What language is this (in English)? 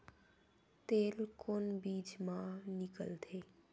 Chhattisgarhi